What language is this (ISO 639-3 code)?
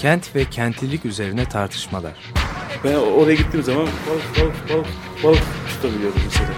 tur